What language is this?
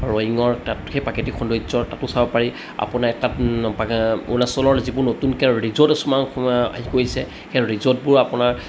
Assamese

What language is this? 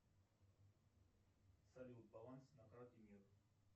Russian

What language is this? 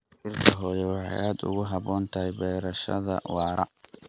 Somali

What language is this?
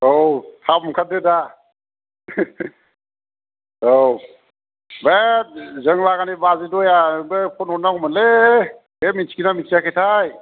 Bodo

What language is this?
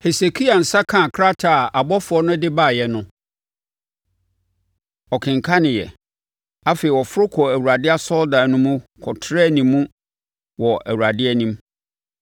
Akan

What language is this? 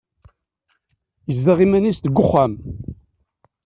Kabyle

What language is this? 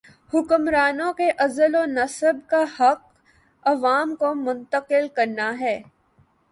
Urdu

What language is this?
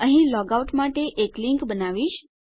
Gujarati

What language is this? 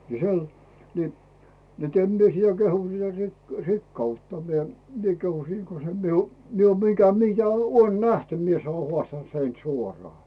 Finnish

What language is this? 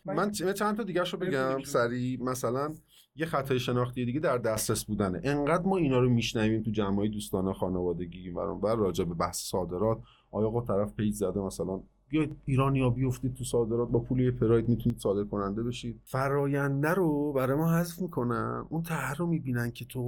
Persian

